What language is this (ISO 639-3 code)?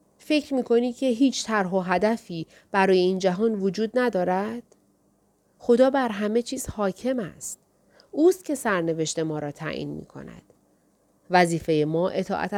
fas